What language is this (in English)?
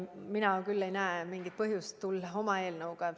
Estonian